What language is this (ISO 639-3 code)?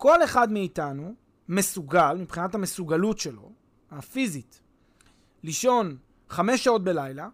heb